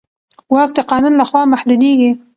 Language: Pashto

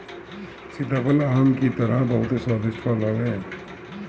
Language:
Bhojpuri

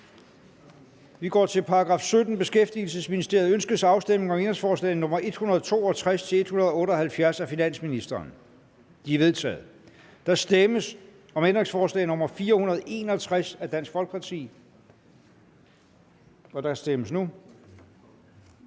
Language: Danish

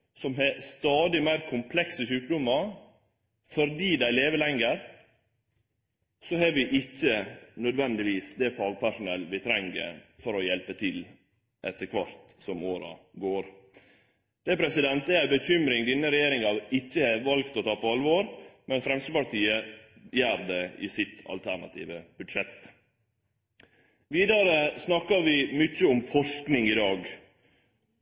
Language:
Norwegian Nynorsk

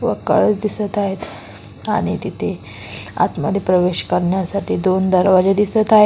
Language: Marathi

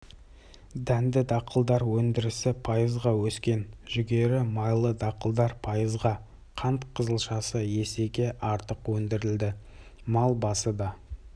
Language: Kazakh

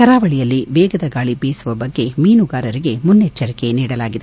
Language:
Kannada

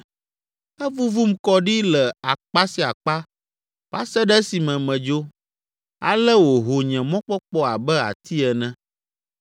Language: Ewe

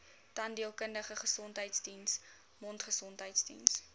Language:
Afrikaans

